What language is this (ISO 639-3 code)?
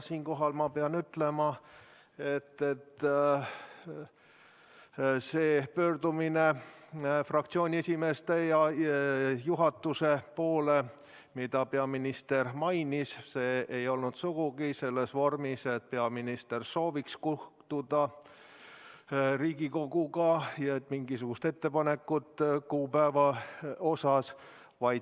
est